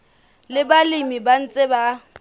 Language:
Southern Sotho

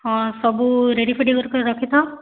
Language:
Odia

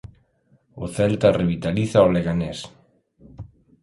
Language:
Galician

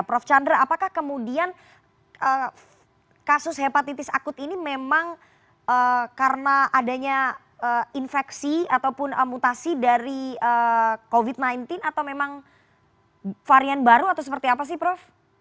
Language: Indonesian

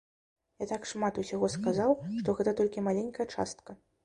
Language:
Belarusian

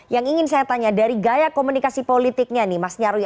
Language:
Indonesian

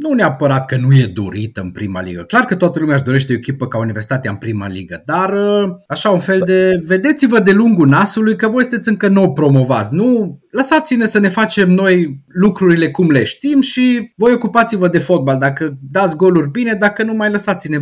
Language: Romanian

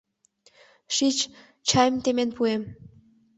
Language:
Mari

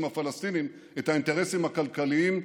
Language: Hebrew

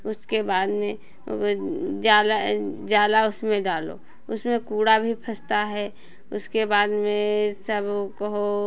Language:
Hindi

